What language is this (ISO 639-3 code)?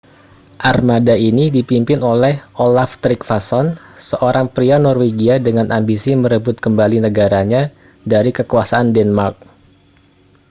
ind